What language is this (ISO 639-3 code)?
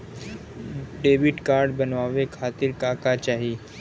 bho